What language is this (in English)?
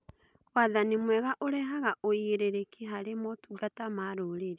Kikuyu